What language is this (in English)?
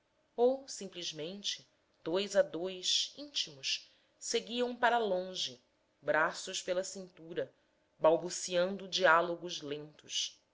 Portuguese